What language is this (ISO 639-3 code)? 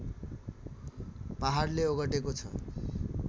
nep